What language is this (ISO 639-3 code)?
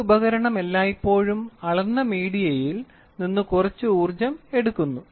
mal